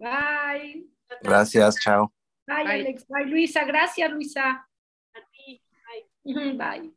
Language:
Spanish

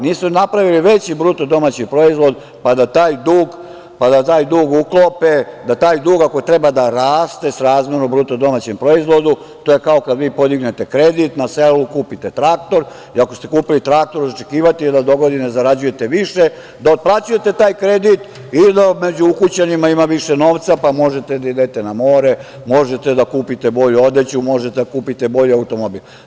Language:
Serbian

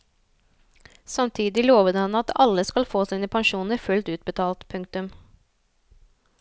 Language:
Norwegian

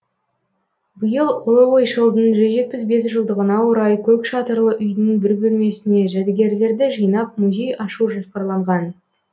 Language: Kazakh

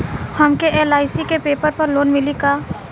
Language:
Bhojpuri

